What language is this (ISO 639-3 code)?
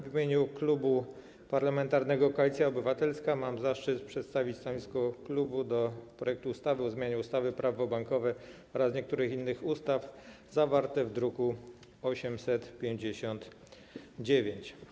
pol